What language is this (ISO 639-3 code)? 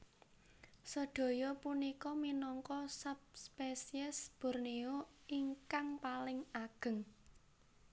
jav